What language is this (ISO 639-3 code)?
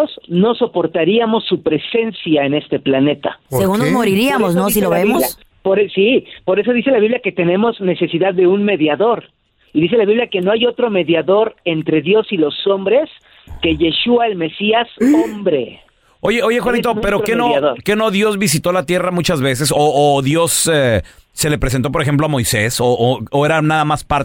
spa